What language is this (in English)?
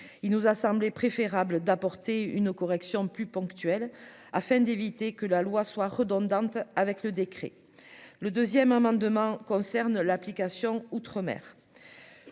French